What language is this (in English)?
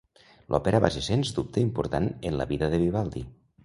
Catalan